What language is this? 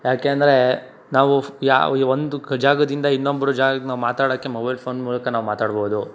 Kannada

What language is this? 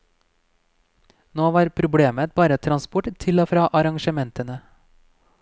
Norwegian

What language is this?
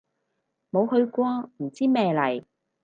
Cantonese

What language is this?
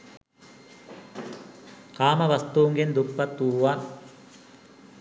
Sinhala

